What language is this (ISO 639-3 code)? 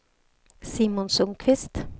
swe